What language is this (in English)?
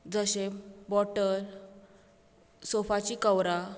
Konkani